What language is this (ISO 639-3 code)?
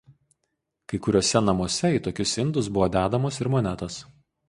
lit